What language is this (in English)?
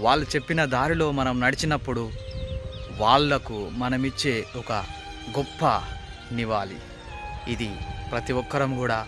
Telugu